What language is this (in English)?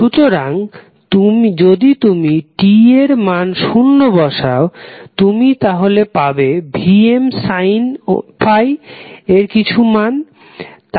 Bangla